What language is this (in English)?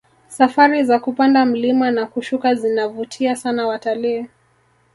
Swahili